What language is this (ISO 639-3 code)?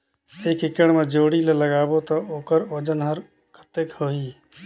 hne